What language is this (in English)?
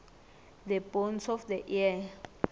South Ndebele